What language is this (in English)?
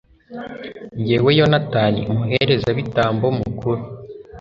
Kinyarwanda